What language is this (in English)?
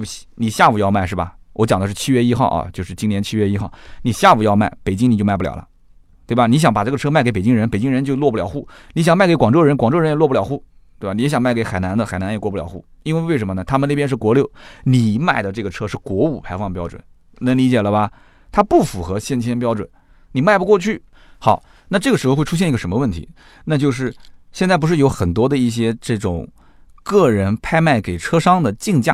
Chinese